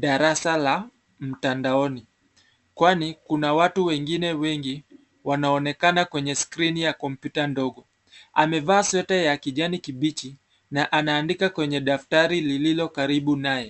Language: Swahili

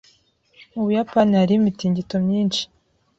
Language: Kinyarwanda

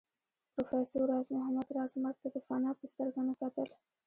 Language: Pashto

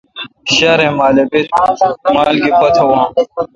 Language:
Kalkoti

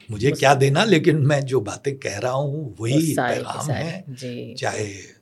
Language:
Urdu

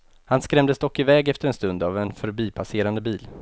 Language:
Swedish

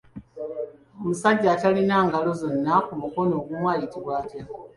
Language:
Ganda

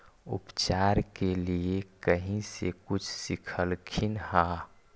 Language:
Magahi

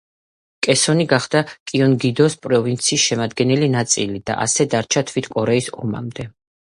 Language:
Georgian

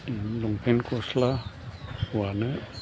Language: Bodo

